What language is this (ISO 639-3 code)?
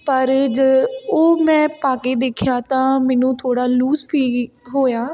pan